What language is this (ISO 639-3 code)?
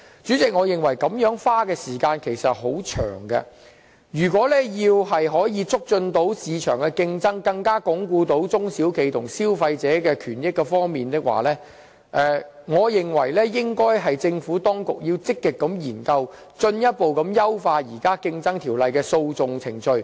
yue